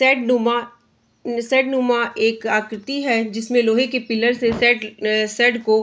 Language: Hindi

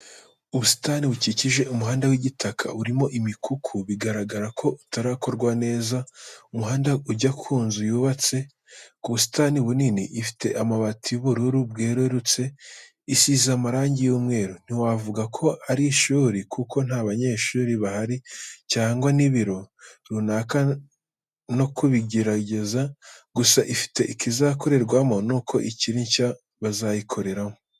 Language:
Kinyarwanda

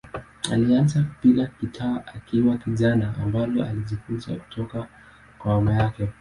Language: Swahili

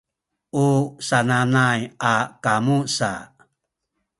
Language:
Sakizaya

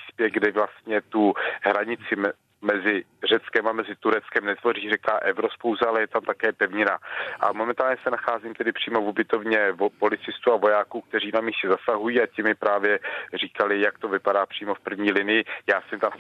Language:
Czech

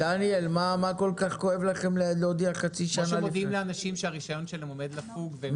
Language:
Hebrew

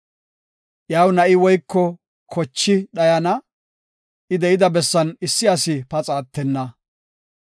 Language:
Gofa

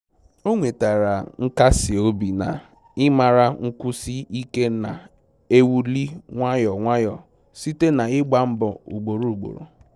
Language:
Igbo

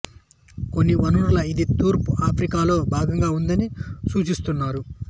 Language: Telugu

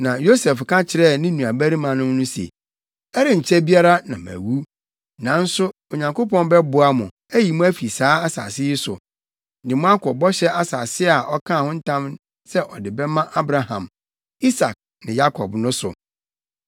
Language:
Akan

